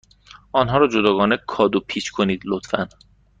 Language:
Persian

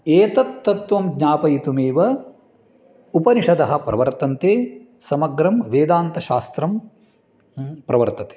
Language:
Sanskrit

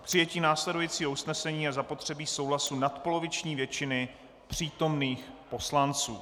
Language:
Czech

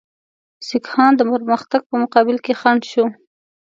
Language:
Pashto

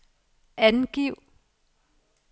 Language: Danish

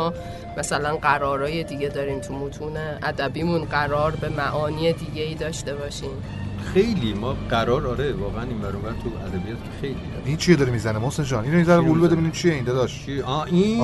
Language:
Persian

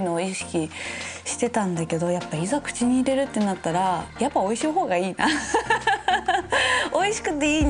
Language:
Japanese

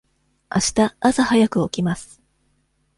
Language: Japanese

